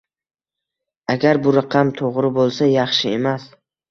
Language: Uzbek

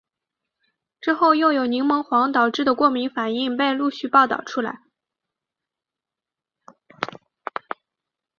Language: Chinese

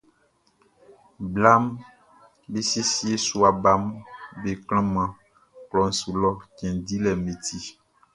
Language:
Baoulé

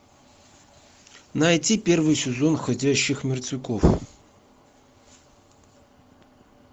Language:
Russian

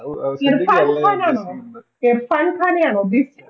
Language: Malayalam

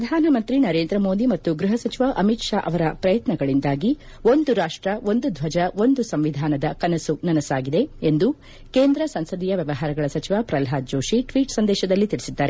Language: Kannada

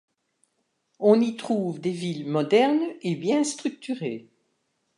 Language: French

